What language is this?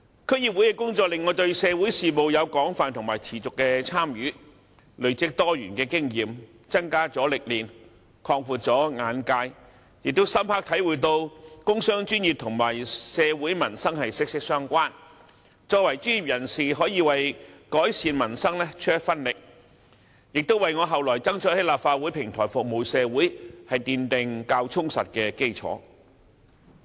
Cantonese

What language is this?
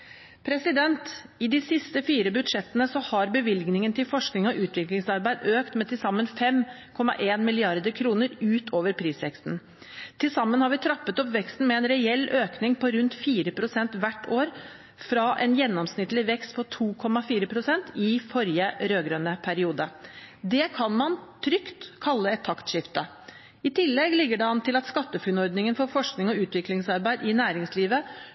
Norwegian Bokmål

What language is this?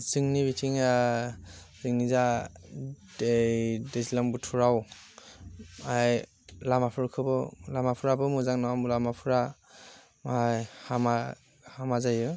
Bodo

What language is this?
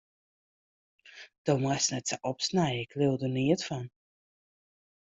Western Frisian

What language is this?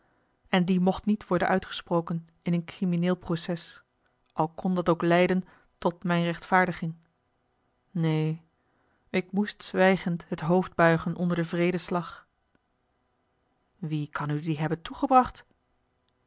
Dutch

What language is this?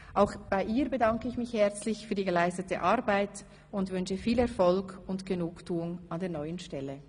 Swiss German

